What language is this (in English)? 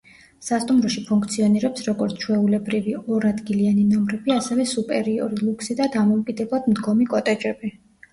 Georgian